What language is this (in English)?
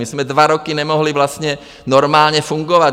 Czech